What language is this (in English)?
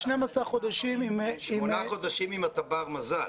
Hebrew